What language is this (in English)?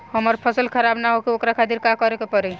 Bhojpuri